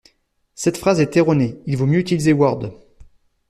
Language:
French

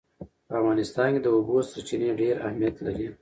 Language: Pashto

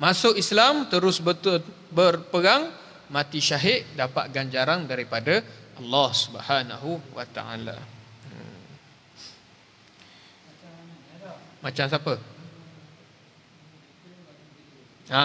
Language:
Malay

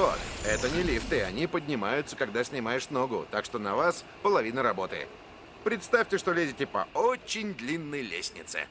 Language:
Russian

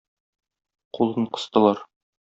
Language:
Tatar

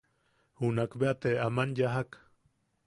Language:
Yaqui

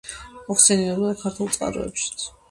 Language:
Georgian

